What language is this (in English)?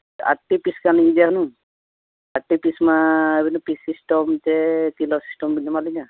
Santali